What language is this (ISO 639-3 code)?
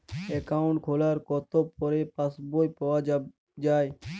ben